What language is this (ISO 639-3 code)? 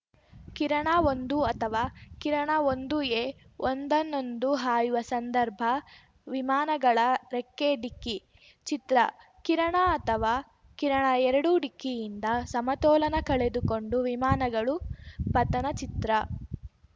kan